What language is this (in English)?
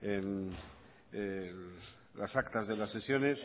Spanish